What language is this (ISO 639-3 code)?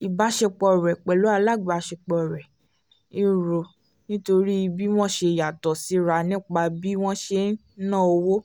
yor